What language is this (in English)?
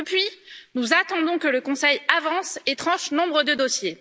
French